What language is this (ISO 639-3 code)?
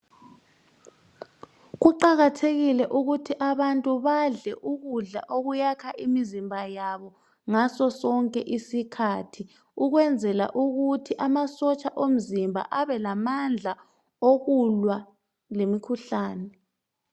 nde